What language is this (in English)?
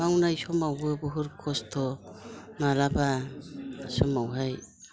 Bodo